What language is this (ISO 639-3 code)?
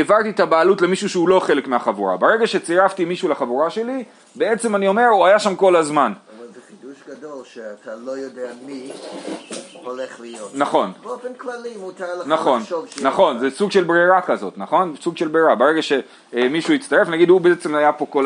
heb